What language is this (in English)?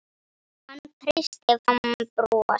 Icelandic